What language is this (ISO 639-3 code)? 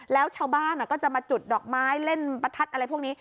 tha